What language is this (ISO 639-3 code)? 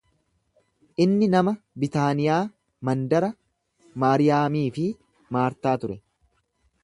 orm